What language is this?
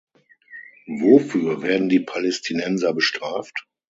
German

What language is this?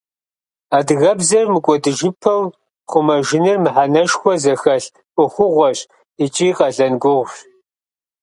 Kabardian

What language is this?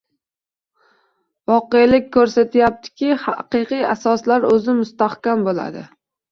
Uzbek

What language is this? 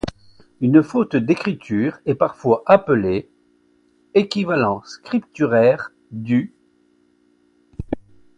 French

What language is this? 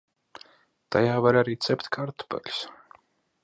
Latvian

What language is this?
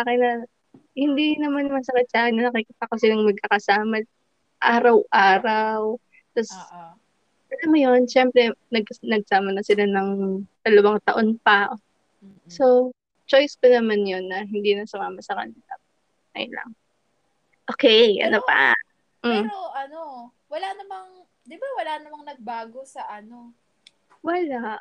Filipino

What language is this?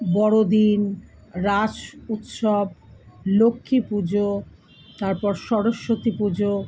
Bangla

